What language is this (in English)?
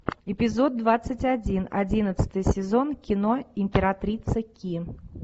Russian